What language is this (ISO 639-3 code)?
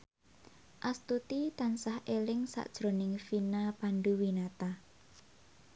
jav